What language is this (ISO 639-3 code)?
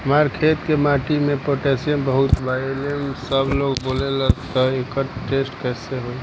bho